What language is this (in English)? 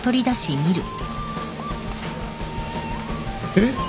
Japanese